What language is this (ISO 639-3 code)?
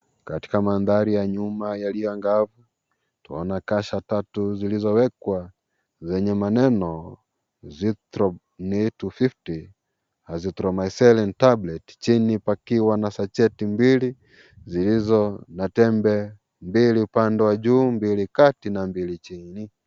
swa